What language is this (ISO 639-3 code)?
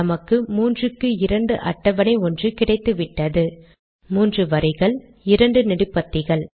tam